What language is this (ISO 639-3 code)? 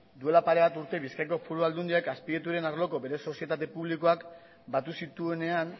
eus